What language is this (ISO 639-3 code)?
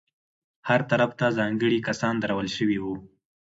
pus